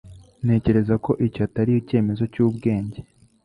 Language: Kinyarwanda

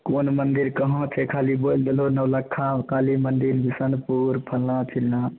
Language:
Maithili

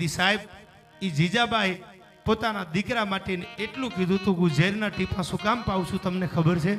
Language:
Gujarati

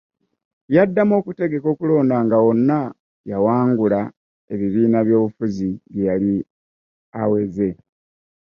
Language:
Ganda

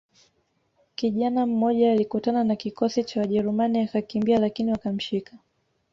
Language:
Swahili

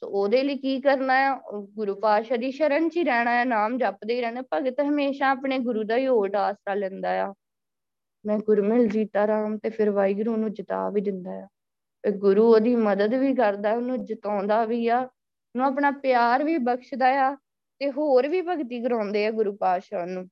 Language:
Punjabi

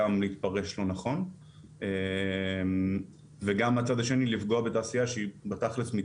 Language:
Hebrew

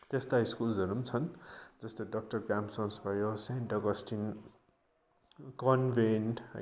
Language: Nepali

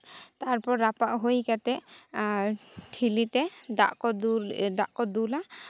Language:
Santali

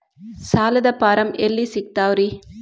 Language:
Kannada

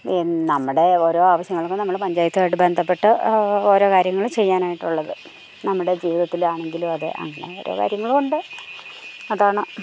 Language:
Malayalam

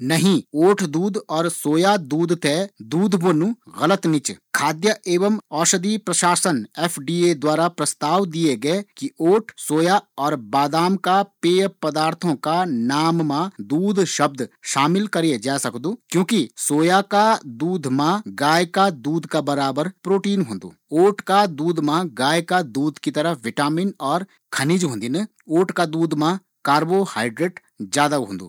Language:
Garhwali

